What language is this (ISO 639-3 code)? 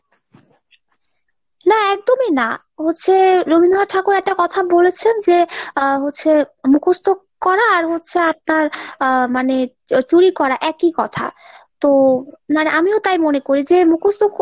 ben